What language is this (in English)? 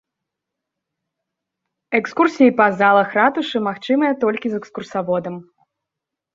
Belarusian